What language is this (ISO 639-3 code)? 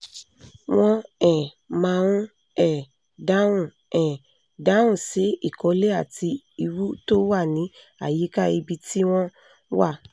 yor